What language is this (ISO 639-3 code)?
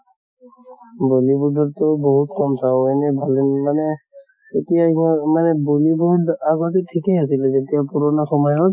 asm